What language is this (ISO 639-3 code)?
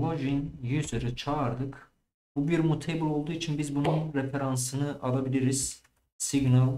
tur